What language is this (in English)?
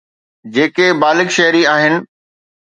Sindhi